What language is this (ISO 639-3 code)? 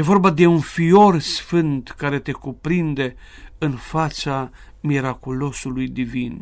ron